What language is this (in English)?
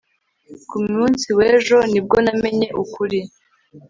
Kinyarwanda